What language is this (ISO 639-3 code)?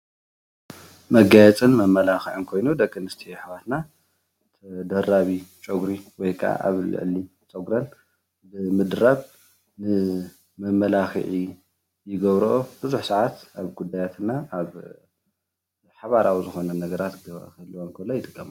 tir